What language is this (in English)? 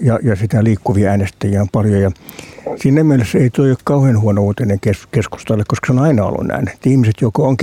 Finnish